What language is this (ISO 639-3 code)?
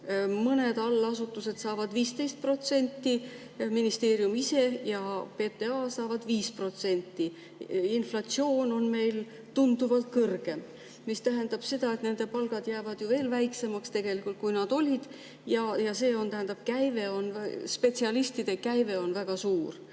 est